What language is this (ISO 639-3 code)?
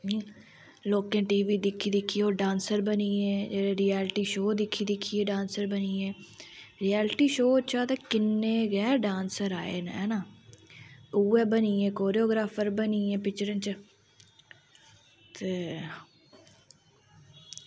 doi